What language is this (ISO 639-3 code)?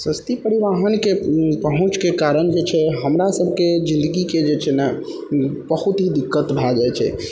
mai